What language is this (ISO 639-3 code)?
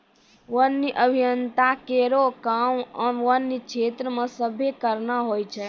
mai